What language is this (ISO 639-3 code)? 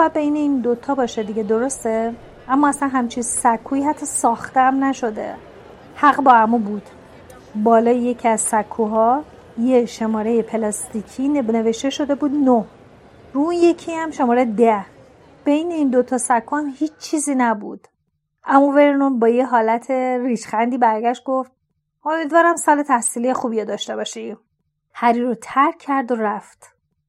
fas